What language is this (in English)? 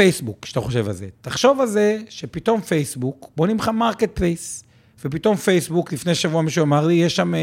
Hebrew